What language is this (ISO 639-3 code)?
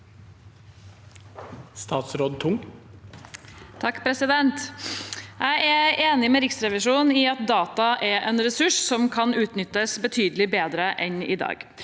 nor